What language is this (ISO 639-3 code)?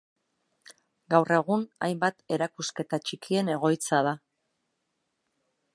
eus